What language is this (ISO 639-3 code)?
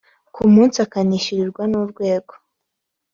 kin